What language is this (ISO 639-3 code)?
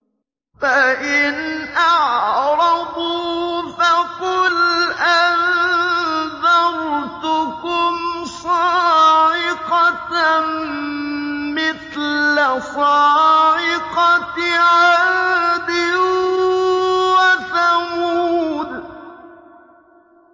ara